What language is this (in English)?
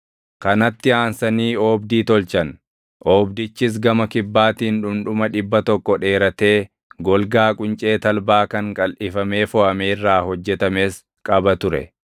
Oromo